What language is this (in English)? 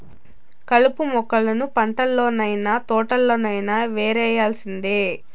Telugu